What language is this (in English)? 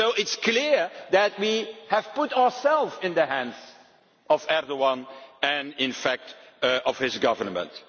English